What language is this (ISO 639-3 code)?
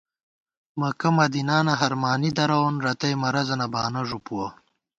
gwt